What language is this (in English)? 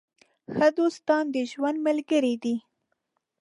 Pashto